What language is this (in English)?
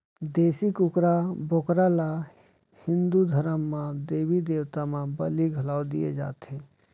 Chhattisgarhi